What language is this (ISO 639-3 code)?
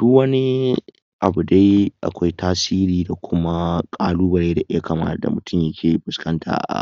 hau